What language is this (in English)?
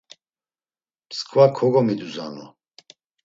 Laz